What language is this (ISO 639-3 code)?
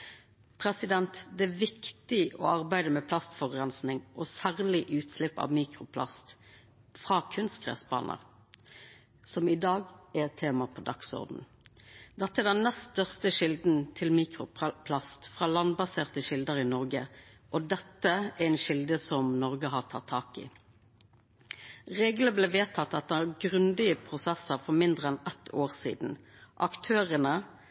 nno